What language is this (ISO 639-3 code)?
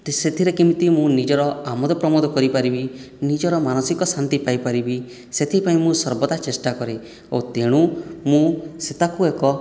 ori